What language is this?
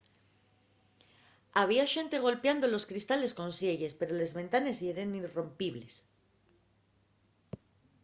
Asturian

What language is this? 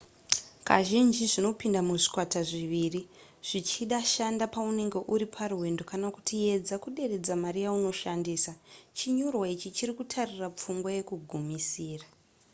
Shona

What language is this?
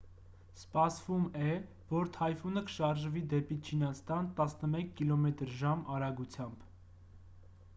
Armenian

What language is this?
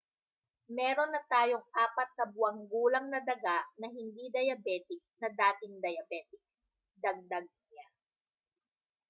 Filipino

